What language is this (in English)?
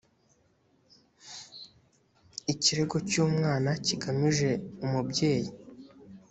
Kinyarwanda